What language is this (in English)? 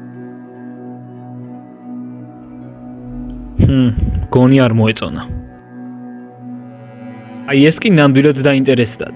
Turkish